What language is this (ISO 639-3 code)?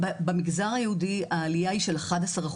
heb